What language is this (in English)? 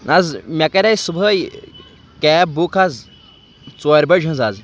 Kashmiri